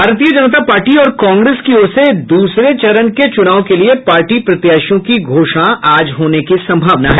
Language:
Hindi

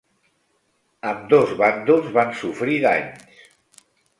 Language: Catalan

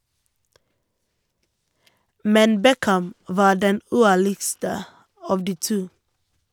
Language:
Norwegian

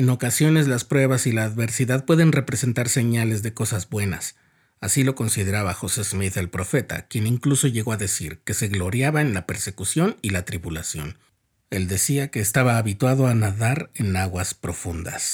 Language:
Spanish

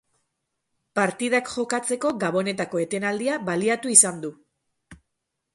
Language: Basque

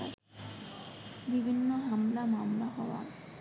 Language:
Bangla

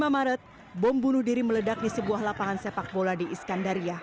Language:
Indonesian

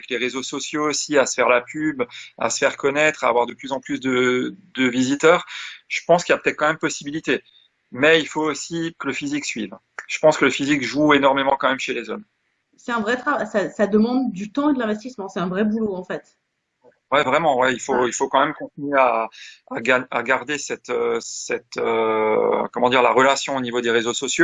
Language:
French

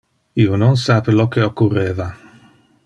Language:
Interlingua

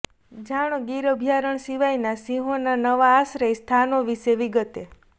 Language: Gujarati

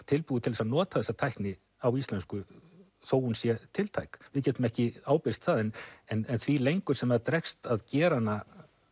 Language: Icelandic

